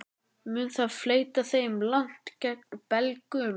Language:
Icelandic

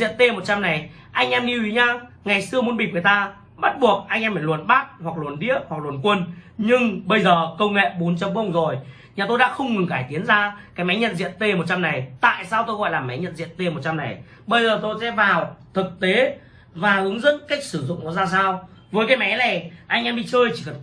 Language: Vietnamese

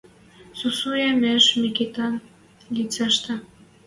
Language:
Western Mari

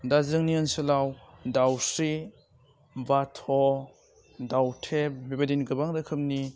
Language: Bodo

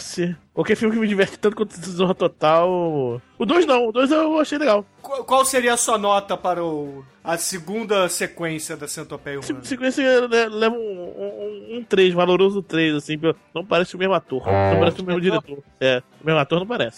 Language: Portuguese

